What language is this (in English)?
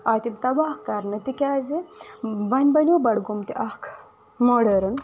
Kashmiri